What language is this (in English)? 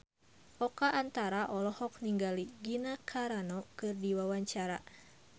Sundanese